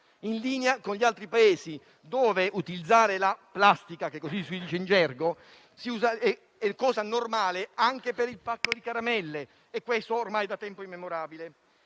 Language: Italian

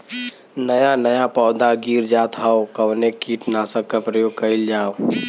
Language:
Bhojpuri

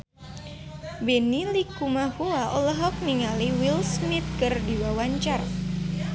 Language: Sundanese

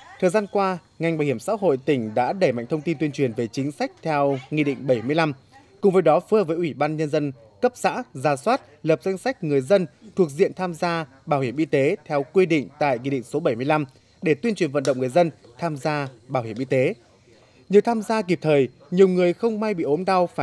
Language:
Vietnamese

